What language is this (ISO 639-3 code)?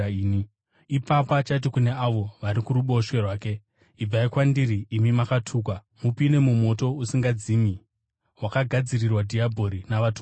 sna